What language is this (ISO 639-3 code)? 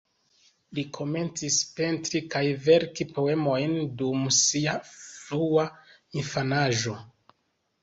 epo